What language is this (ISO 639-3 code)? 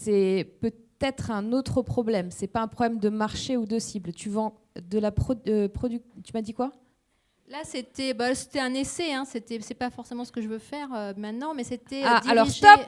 fra